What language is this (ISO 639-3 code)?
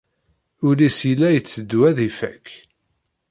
kab